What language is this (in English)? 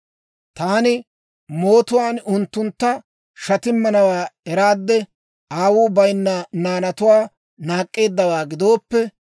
Dawro